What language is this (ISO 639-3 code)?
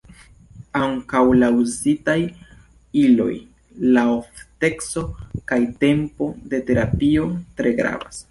epo